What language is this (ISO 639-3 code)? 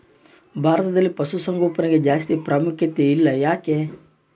kan